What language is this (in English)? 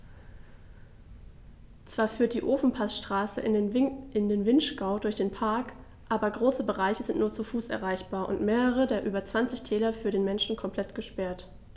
German